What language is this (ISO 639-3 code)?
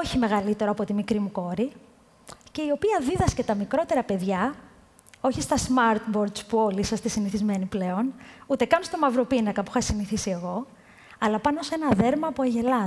ell